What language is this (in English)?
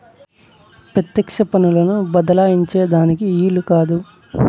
Telugu